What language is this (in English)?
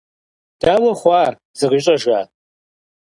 Kabardian